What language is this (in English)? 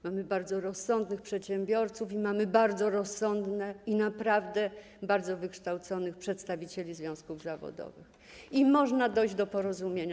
Polish